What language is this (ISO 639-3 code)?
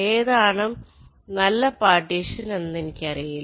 mal